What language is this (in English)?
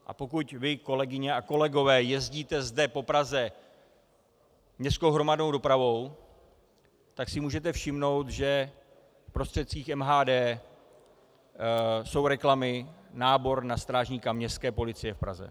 Czech